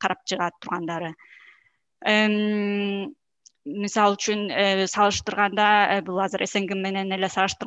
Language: Turkish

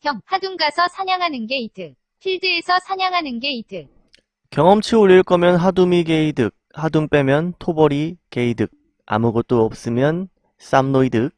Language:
Korean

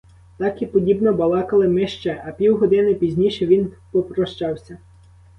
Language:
Ukrainian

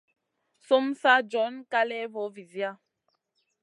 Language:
Masana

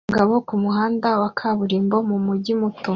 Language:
Kinyarwanda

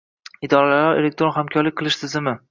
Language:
Uzbek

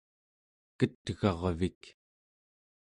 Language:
Central Yupik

